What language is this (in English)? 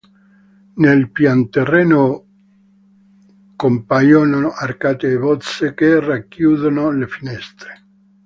Italian